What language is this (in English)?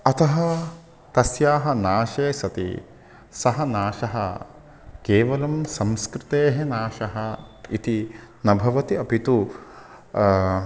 Sanskrit